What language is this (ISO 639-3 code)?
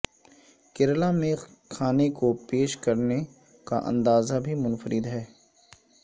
urd